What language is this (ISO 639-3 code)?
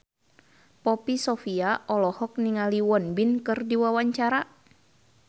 sun